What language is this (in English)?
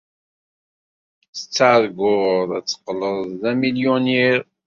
Kabyle